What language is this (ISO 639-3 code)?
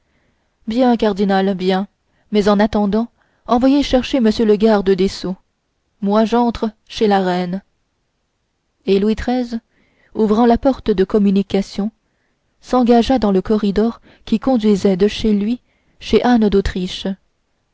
fra